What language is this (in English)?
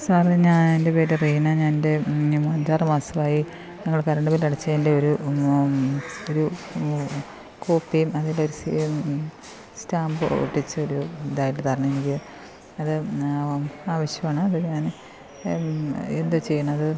Malayalam